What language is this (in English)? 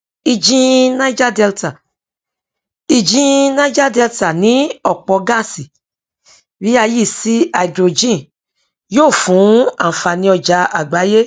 Yoruba